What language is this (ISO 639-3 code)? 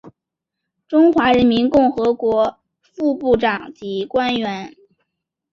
zho